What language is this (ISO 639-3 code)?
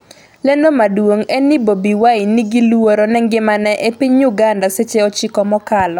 luo